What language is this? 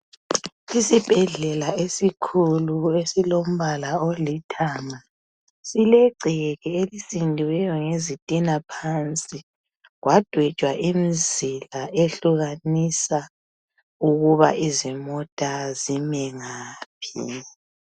North Ndebele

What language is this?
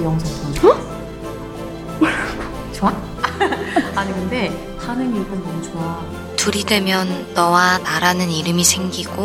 Korean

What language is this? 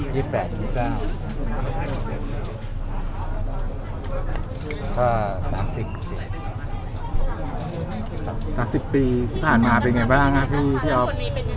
Thai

